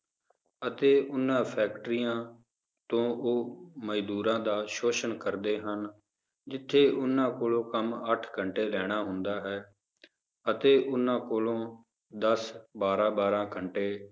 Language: Punjabi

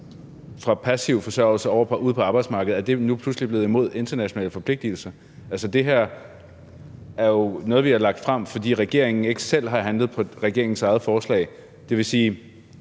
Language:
Danish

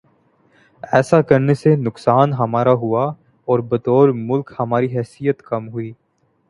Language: Urdu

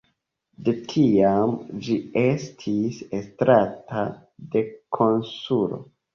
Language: Esperanto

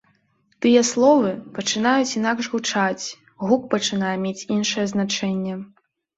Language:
Belarusian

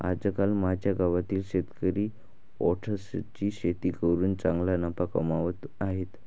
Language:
Marathi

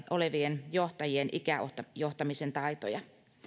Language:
Finnish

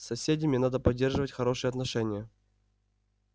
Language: Russian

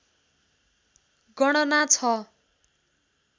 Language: Nepali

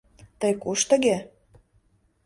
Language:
Mari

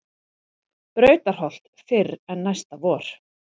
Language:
Icelandic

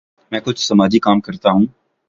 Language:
Urdu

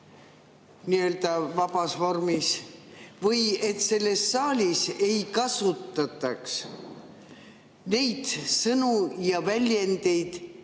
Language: Estonian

